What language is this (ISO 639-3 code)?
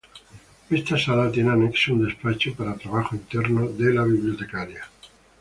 spa